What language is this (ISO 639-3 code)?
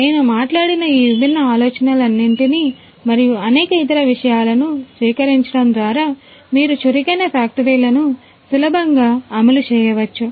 tel